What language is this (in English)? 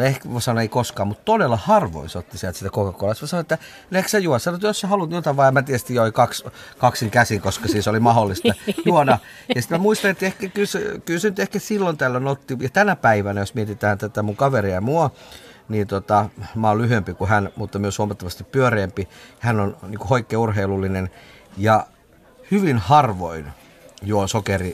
Finnish